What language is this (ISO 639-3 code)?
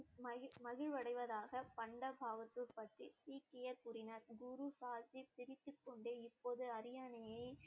tam